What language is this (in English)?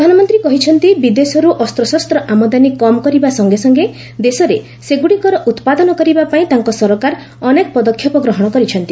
Odia